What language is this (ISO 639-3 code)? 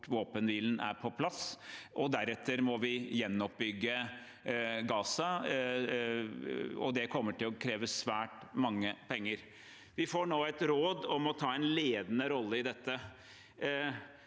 nor